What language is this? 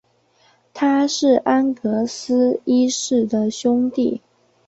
Chinese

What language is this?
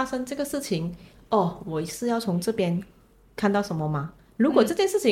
Chinese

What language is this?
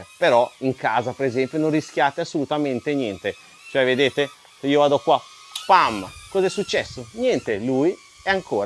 Italian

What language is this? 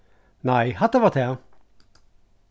Faroese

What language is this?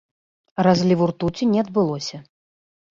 Belarusian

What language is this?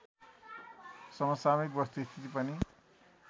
Nepali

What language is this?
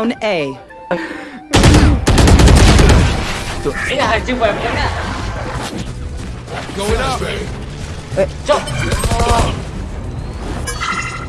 Indonesian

